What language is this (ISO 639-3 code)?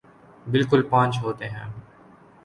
urd